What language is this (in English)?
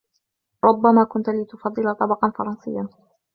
Arabic